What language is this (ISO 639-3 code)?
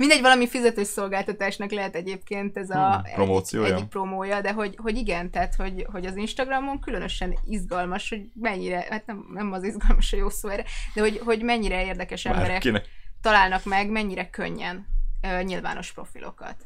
hun